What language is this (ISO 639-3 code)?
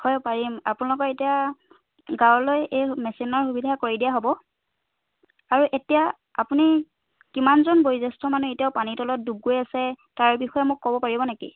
asm